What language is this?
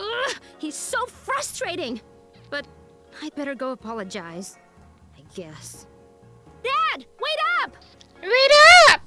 Korean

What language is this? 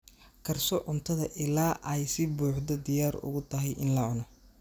Somali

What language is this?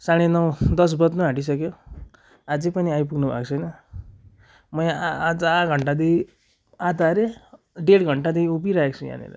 Nepali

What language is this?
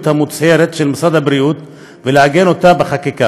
Hebrew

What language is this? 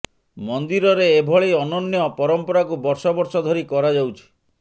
Odia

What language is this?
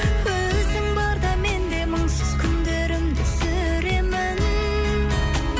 Kazakh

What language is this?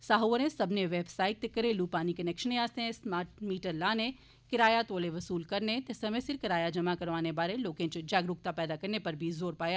Dogri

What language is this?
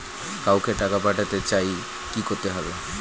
Bangla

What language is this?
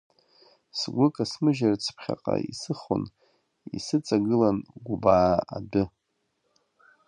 Abkhazian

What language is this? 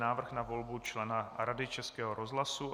Czech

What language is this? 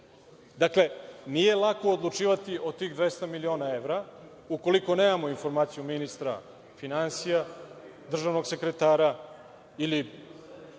Serbian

